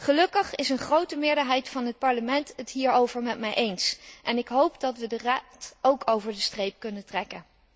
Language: Dutch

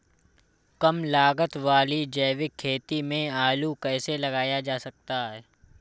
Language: Hindi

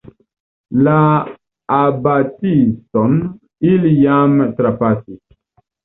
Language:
Esperanto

